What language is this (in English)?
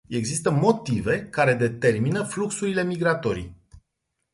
Romanian